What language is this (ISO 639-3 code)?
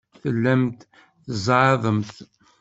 kab